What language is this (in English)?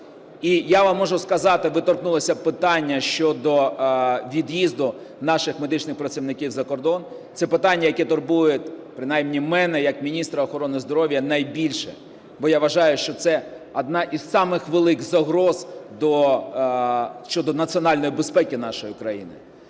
Ukrainian